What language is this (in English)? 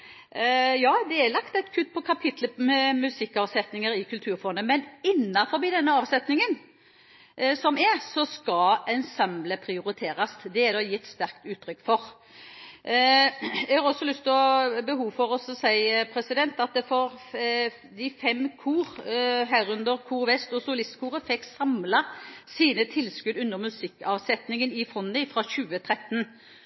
Norwegian Bokmål